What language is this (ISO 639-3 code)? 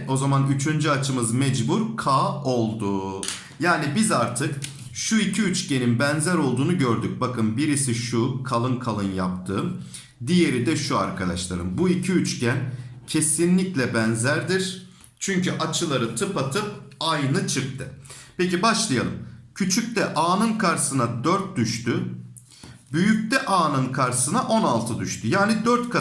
tur